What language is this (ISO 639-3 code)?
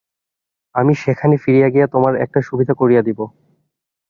ben